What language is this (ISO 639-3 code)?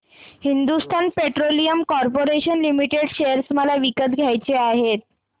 mar